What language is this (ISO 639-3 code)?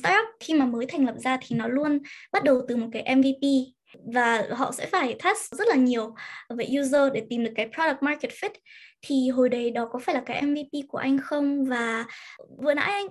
vie